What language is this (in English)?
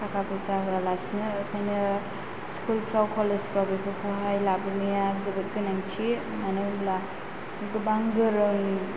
Bodo